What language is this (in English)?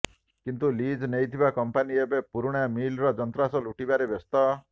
Odia